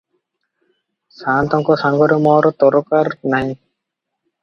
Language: Odia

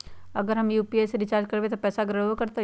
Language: Magahi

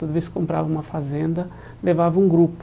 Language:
Portuguese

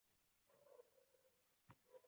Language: Uzbek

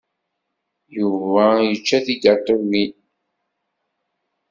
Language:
Kabyle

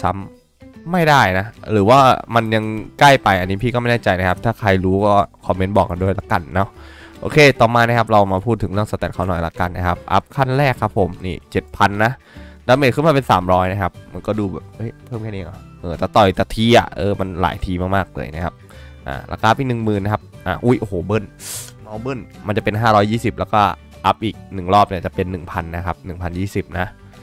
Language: Thai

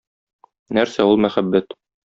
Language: Tatar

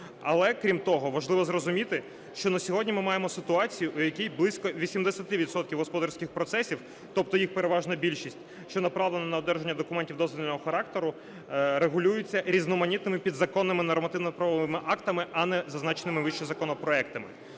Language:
Ukrainian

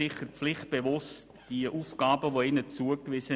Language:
Swiss German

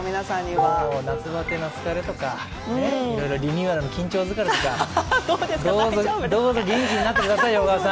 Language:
Japanese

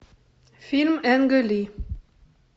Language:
Russian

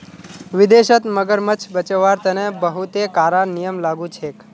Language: Magahi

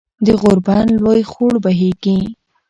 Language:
Pashto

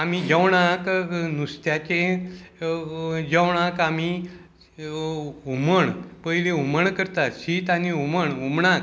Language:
Konkani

